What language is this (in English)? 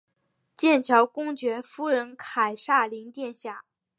Chinese